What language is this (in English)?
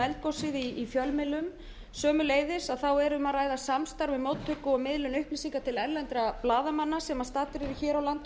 Icelandic